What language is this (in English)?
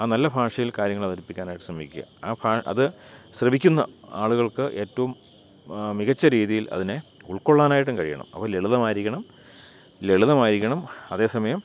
Malayalam